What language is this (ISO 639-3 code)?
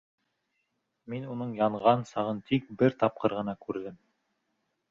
bak